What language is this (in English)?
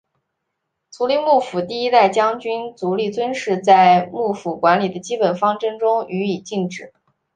Chinese